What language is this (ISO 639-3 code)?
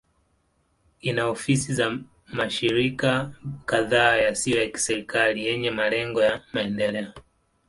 swa